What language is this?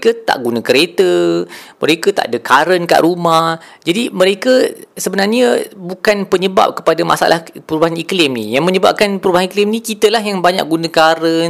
Malay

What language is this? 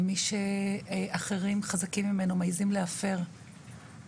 Hebrew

